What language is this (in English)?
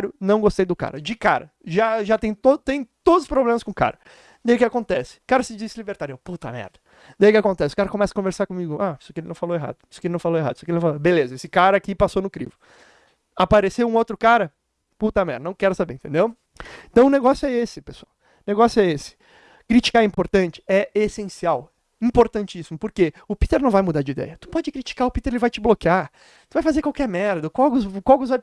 Portuguese